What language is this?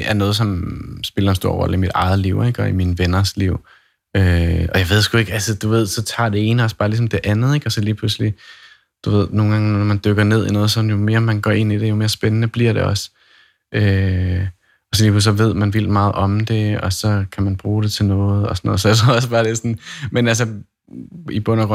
Danish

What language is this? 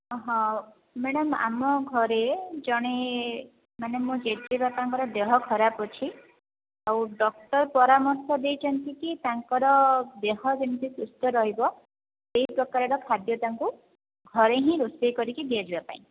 Odia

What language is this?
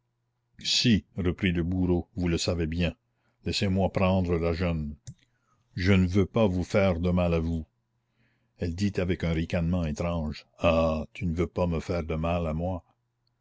French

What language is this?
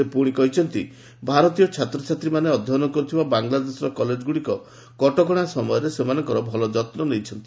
Odia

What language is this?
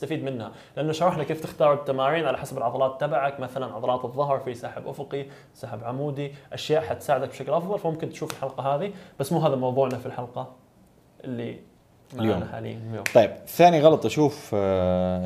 Arabic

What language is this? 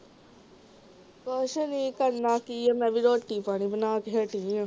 Punjabi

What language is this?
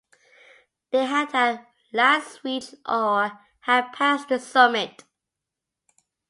English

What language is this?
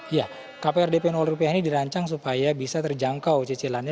Indonesian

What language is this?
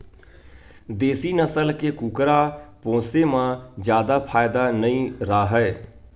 Chhattisgarhi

